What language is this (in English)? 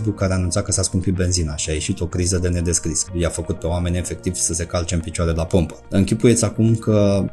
Romanian